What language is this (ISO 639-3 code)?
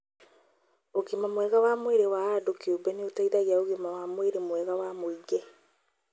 kik